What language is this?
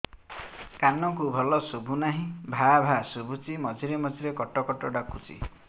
Odia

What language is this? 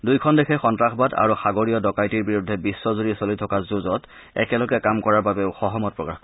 Assamese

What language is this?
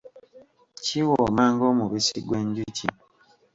Ganda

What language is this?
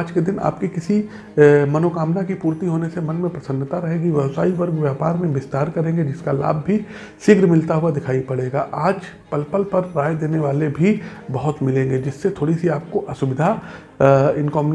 Hindi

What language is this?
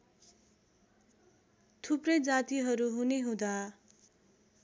Nepali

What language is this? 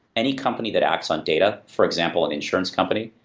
English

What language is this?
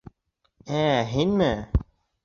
Bashkir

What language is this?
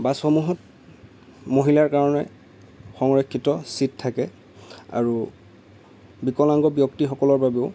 Assamese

